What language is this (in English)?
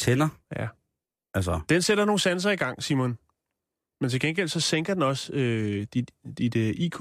Danish